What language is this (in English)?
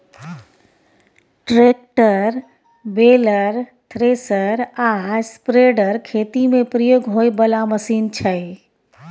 Maithili